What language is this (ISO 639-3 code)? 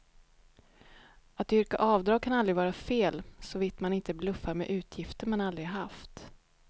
swe